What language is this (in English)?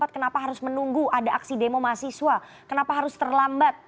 Indonesian